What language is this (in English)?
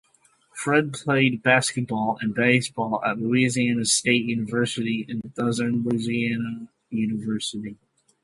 English